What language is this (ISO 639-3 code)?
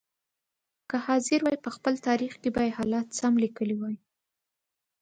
pus